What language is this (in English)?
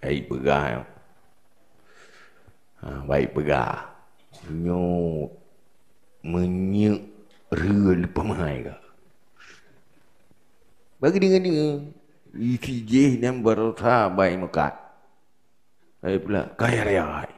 Malay